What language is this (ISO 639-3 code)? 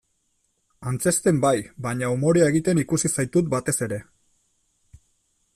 eus